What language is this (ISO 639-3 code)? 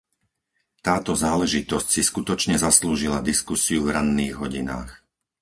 slk